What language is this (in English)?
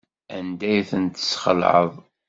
Kabyle